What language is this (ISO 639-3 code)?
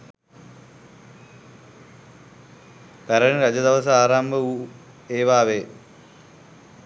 sin